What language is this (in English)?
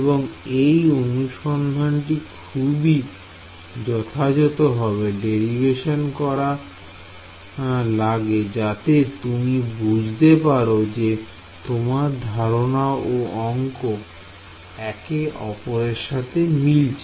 Bangla